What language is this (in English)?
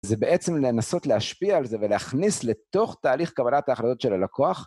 Hebrew